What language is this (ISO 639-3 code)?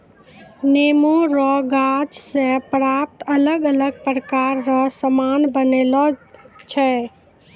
mai